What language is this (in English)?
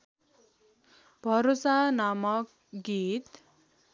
Nepali